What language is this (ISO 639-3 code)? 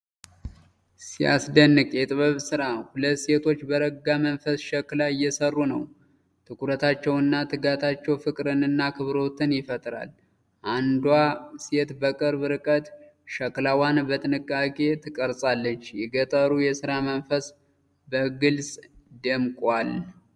amh